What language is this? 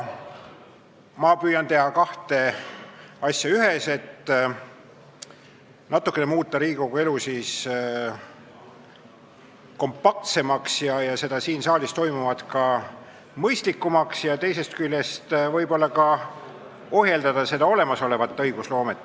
Estonian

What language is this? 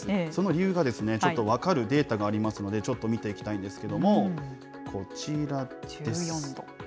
Japanese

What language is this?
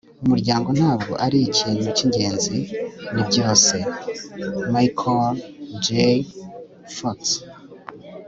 Kinyarwanda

